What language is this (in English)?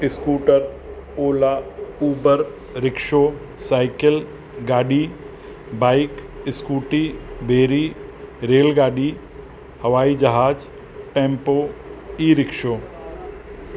Sindhi